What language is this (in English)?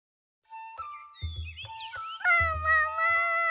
Japanese